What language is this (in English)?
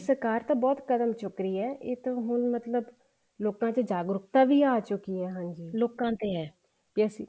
Punjabi